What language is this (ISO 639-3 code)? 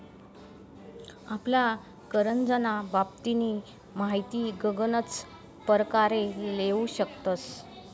mar